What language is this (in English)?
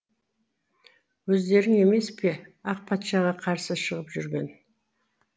Kazakh